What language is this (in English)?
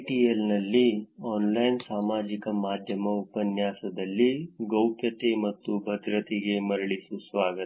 Kannada